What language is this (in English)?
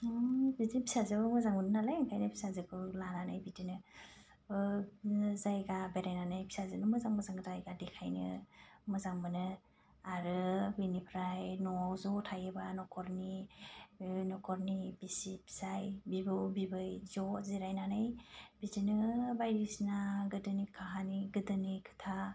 Bodo